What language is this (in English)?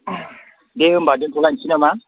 Bodo